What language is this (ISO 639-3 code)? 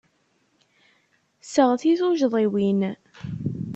kab